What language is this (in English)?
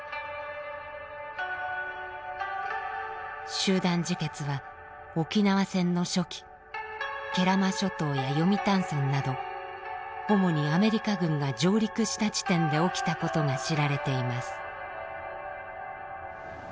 Japanese